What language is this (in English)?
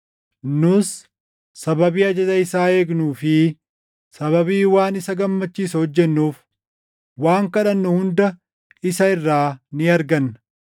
Oromo